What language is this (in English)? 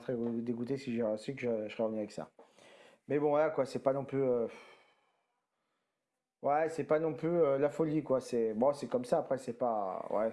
French